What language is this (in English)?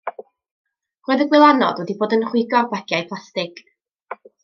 Welsh